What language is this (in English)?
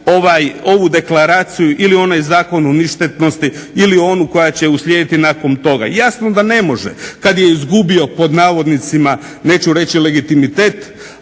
Croatian